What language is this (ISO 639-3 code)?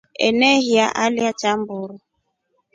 rof